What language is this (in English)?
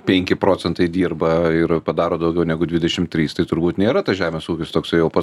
Lithuanian